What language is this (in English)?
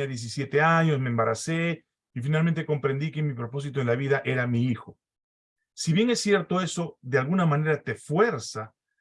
Spanish